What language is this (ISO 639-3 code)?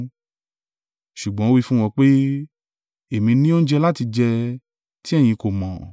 yor